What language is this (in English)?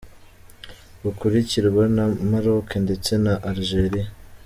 Kinyarwanda